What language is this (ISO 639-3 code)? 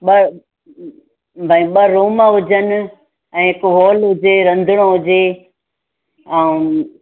snd